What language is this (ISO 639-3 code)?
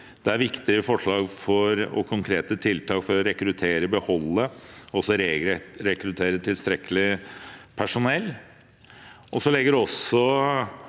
nor